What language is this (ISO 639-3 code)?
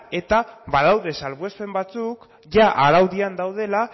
eus